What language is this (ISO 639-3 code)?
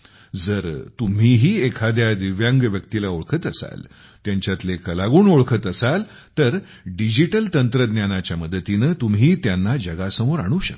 mar